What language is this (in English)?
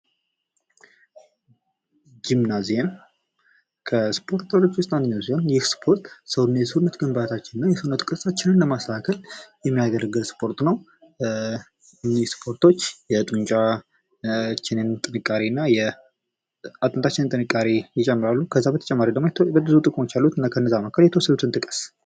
Amharic